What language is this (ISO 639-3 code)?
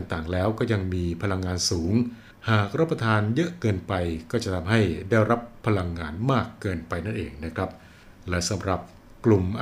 tha